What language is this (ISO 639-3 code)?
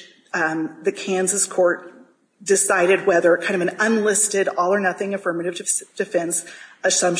eng